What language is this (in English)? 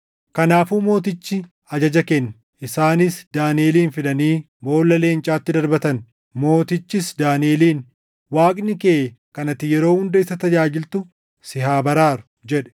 Oromo